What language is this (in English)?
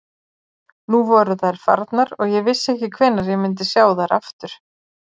Icelandic